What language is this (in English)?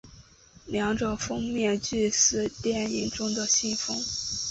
Chinese